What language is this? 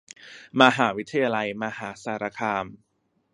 Thai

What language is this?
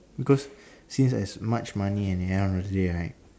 English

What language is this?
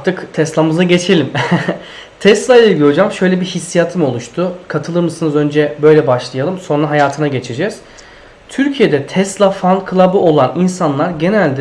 Turkish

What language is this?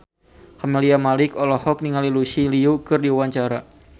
Sundanese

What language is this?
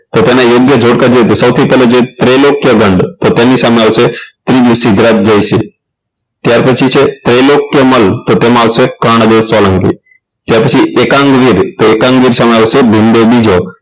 Gujarati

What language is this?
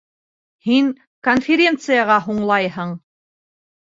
Bashkir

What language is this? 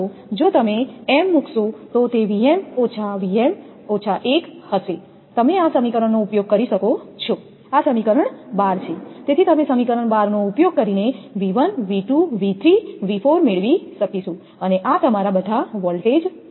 Gujarati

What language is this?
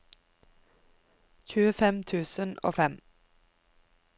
Norwegian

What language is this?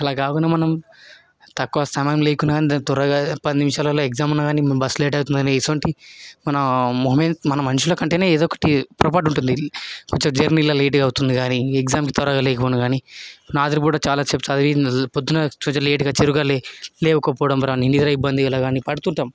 Telugu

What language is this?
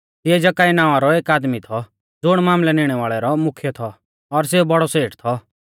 Mahasu Pahari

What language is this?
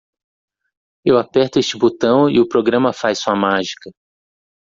Portuguese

